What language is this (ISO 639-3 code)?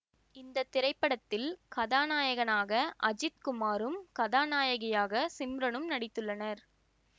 tam